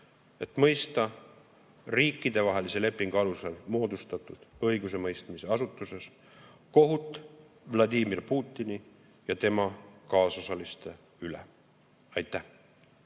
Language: Estonian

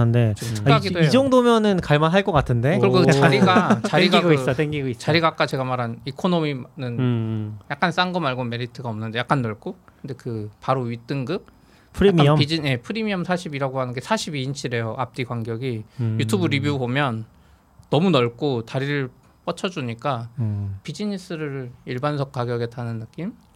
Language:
Korean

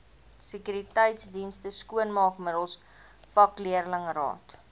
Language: Afrikaans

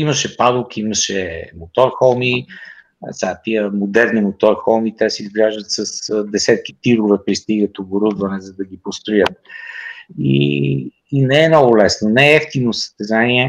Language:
Bulgarian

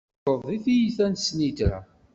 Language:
Kabyle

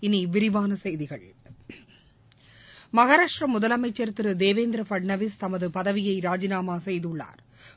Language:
Tamil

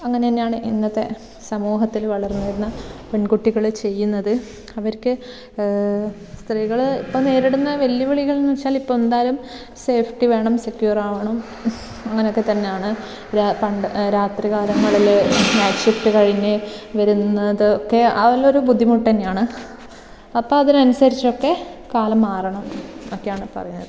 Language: Malayalam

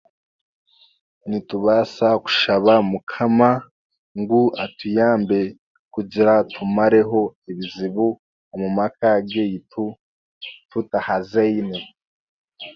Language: Chiga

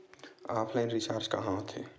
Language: Chhattisgarhi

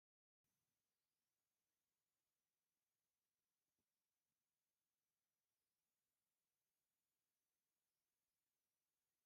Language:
Tigrinya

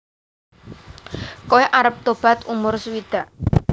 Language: Javanese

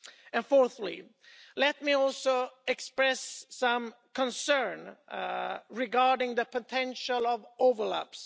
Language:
English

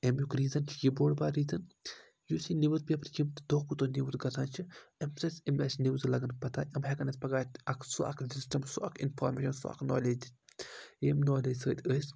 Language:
Kashmiri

